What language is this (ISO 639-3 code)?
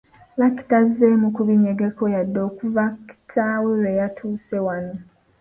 lug